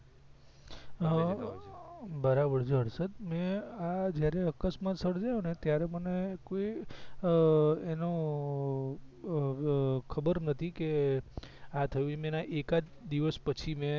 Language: Gujarati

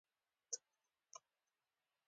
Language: Pashto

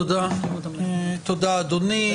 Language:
Hebrew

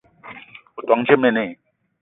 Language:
Eton (Cameroon)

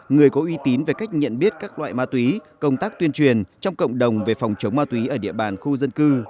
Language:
Vietnamese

